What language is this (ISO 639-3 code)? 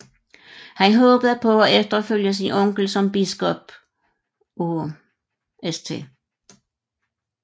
dan